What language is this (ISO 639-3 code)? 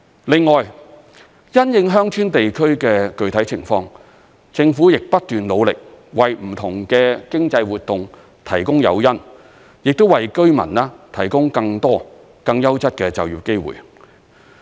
yue